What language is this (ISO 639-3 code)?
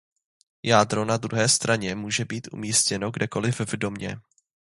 ces